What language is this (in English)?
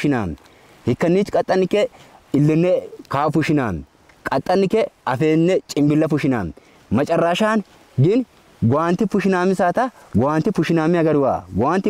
Arabic